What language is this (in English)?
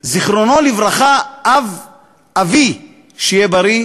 Hebrew